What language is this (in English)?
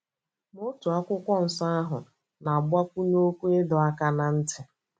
Igbo